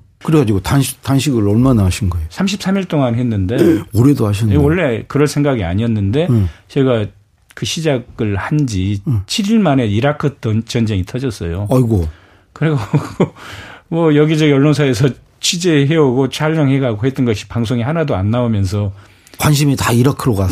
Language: Korean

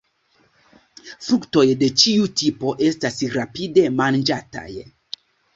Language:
Esperanto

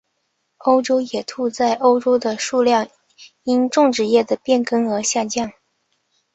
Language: Chinese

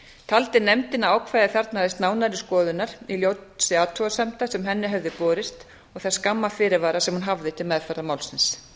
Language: Icelandic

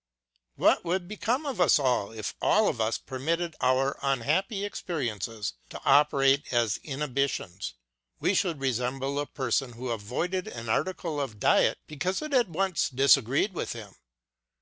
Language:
English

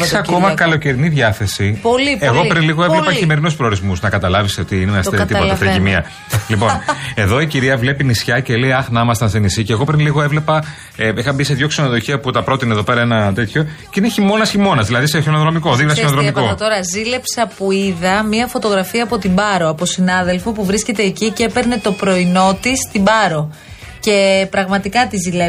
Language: Greek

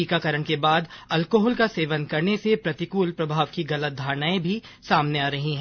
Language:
Hindi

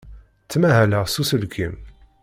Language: Kabyle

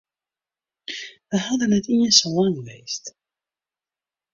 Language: Western Frisian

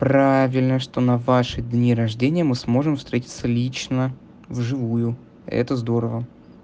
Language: Russian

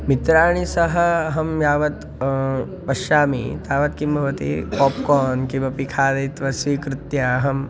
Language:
Sanskrit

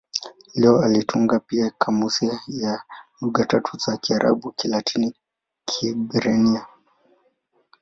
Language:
Swahili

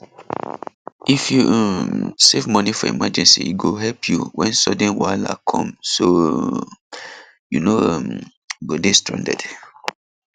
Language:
Nigerian Pidgin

